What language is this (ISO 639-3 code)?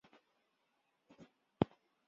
zho